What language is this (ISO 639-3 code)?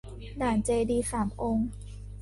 tha